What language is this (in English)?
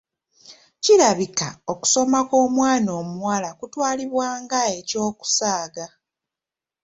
Ganda